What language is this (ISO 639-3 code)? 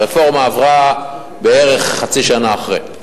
heb